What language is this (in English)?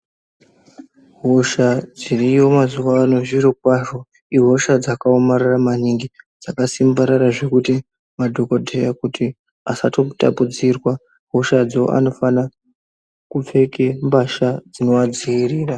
Ndau